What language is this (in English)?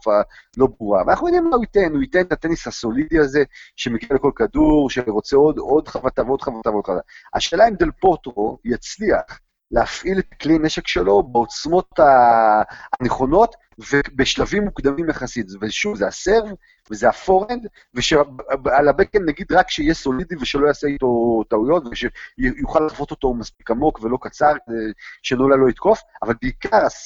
Hebrew